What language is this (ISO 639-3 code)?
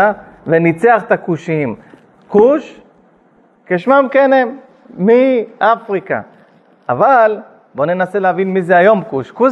heb